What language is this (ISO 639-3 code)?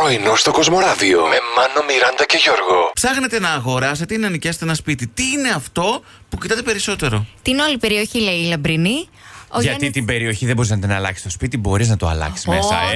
ell